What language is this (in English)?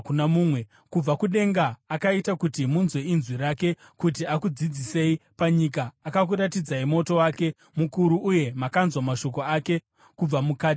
Shona